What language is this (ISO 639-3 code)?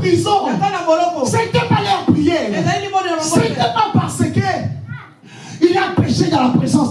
fra